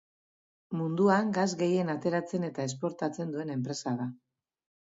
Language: Basque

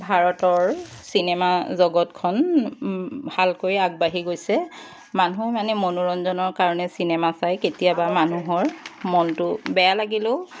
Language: Assamese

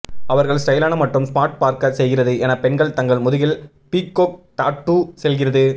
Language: Tamil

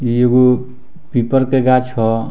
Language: Bhojpuri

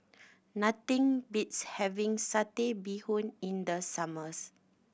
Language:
English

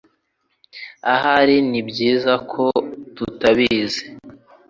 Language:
Kinyarwanda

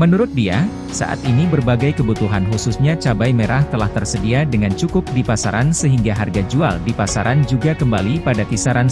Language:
Indonesian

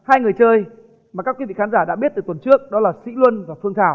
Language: Vietnamese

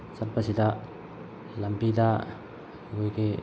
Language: Manipuri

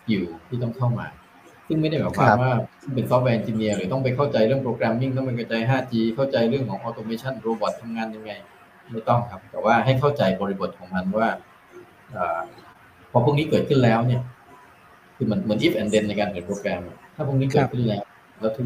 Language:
Thai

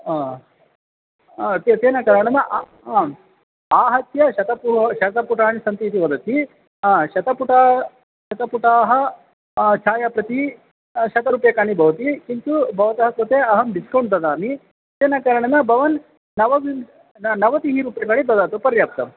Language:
Sanskrit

